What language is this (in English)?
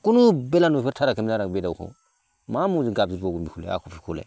Bodo